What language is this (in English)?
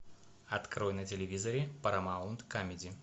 Russian